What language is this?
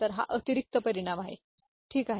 Marathi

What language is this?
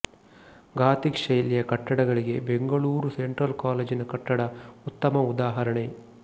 Kannada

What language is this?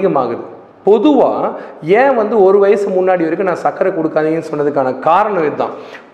Tamil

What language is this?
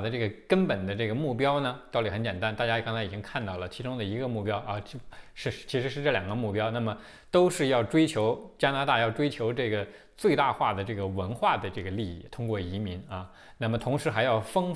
Chinese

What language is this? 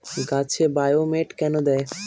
Bangla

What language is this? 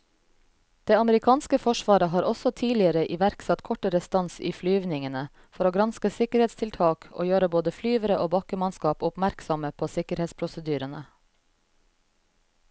Norwegian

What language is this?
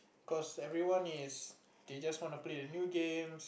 English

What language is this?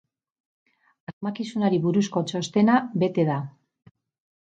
Basque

